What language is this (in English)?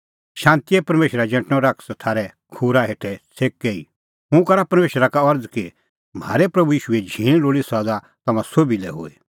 Kullu Pahari